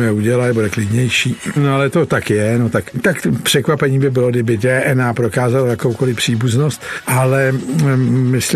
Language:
Czech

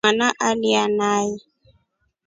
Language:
Rombo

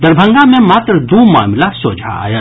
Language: Maithili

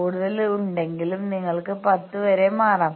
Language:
Malayalam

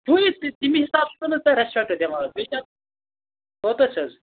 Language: Kashmiri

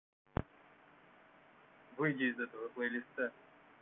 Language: Russian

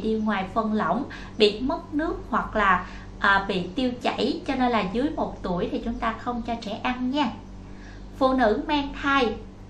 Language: Vietnamese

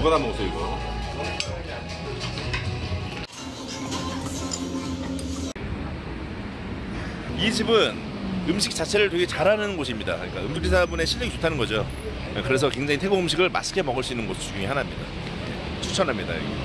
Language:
Korean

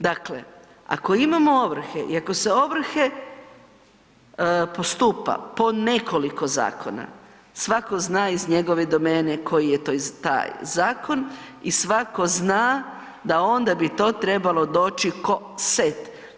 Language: Croatian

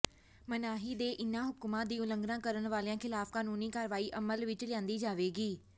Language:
Punjabi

